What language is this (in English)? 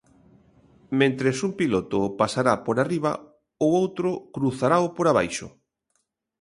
Galician